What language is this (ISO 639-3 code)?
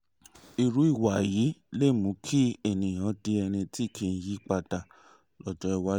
yor